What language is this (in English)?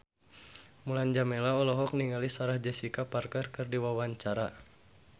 Sundanese